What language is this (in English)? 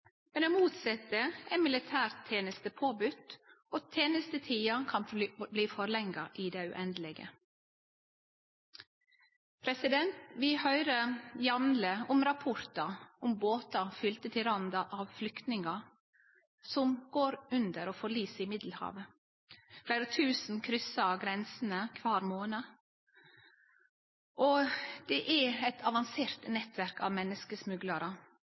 Norwegian Nynorsk